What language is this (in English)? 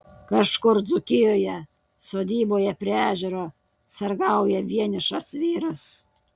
Lithuanian